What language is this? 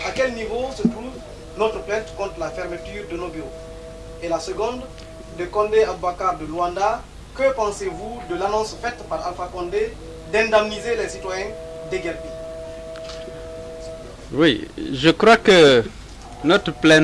French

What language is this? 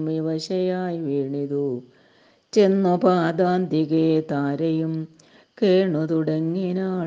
Malayalam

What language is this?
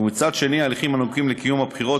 Hebrew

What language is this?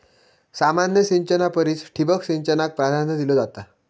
Marathi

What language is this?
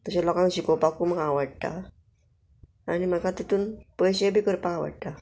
Konkani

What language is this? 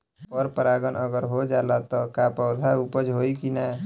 Bhojpuri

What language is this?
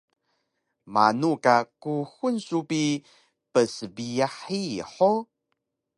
Taroko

